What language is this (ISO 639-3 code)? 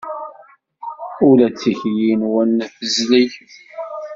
kab